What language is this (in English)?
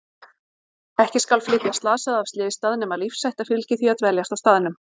Icelandic